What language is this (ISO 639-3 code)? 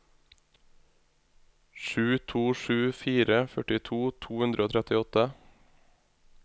nor